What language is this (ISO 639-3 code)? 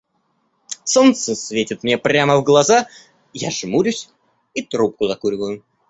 rus